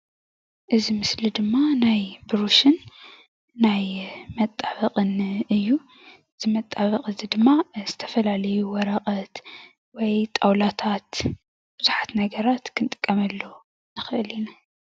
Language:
Tigrinya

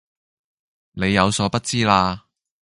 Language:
Cantonese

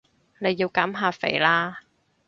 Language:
Cantonese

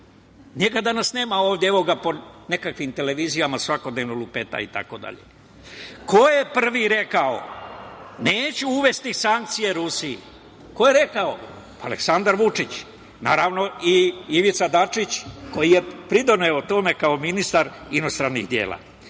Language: Serbian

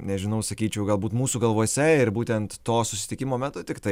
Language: Lithuanian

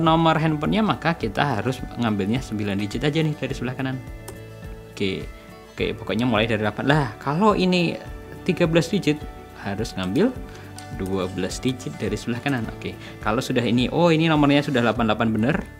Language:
Indonesian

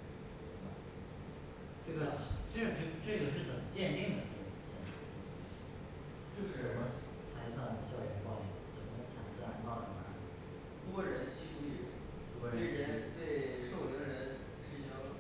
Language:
Chinese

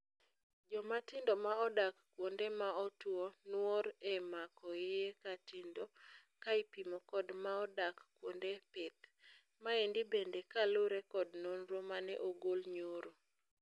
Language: Luo (Kenya and Tanzania)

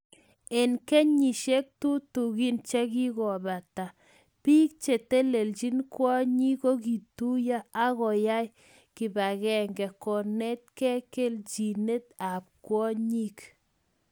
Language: Kalenjin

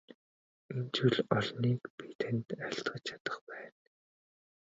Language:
Mongolian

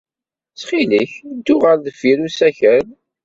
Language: Kabyle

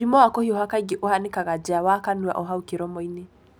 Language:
Kikuyu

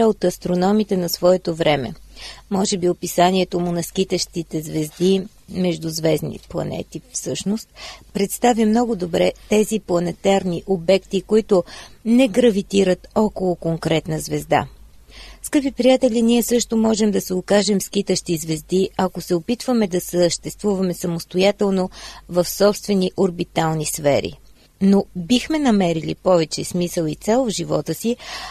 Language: Bulgarian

